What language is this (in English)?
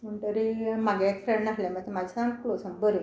Konkani